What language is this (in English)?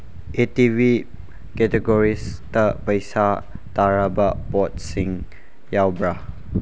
Manipuri